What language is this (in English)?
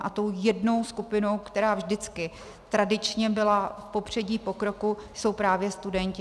Czech